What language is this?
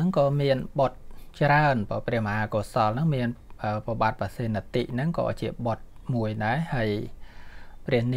Thai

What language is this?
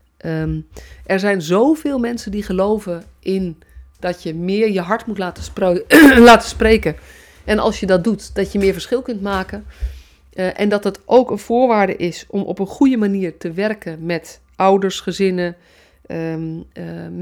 Dutch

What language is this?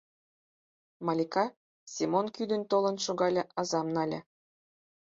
Mari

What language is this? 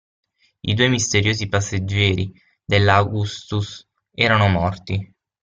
Italian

